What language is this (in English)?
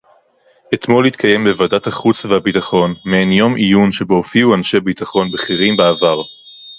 Hebrew